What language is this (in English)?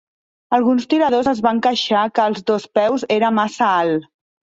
Catalan